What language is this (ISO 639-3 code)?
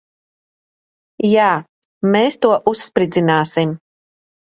lav